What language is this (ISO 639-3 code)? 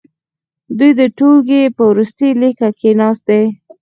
pus